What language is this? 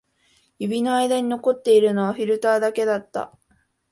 Japanese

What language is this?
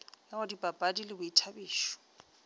Northern Sotho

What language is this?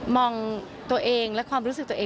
Thai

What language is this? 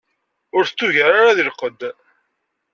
Kabyle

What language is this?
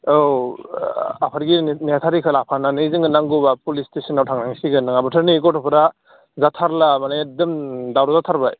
Bodo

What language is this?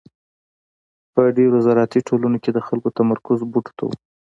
Pashto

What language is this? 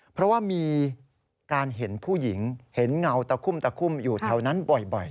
Thai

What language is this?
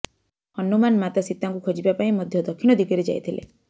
Odia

